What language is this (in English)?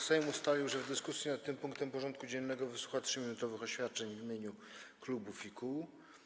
Polish